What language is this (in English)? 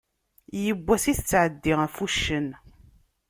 Kabyle